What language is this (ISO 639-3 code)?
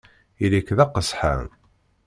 kab